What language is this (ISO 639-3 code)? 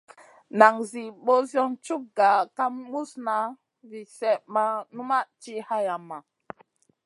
mcn